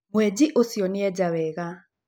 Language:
Kikuyu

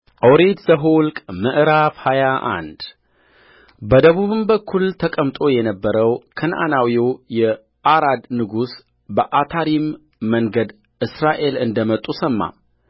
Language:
Amharic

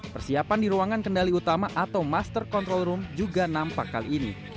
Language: Indonesian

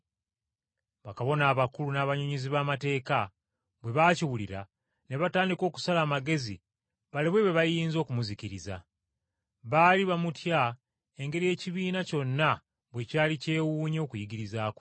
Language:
Ganda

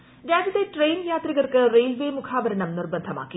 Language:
Malayalam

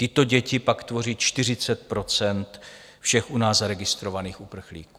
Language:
Czech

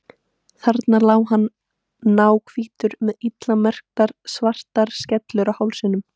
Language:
Icelandic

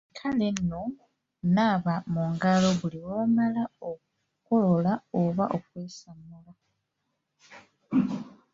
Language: Ganda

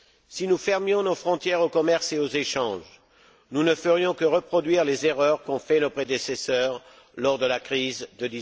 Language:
French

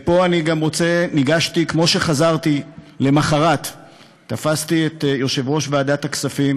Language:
Hebrew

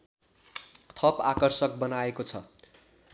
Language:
Nepali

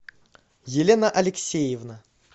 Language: Russian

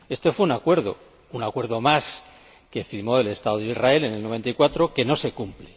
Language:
Spanish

